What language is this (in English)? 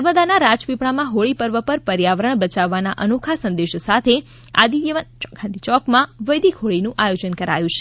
Gujarati